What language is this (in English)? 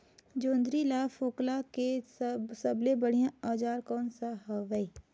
Chhattisgarhi